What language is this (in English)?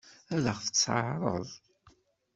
Kabyle